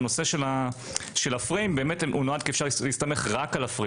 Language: Hebrew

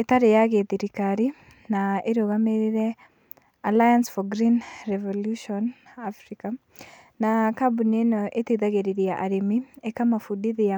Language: Kikuyu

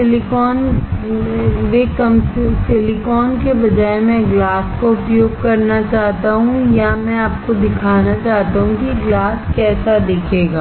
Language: Hindi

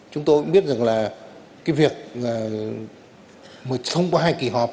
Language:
Vietnamese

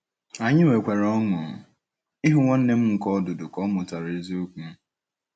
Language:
Igbo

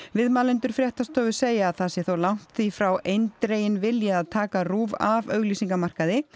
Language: Icelandic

